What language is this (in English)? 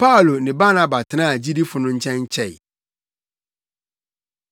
Akan